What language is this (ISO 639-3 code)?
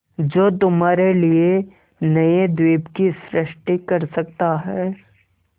hin